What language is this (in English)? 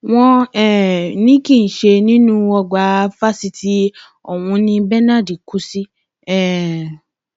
Yoruba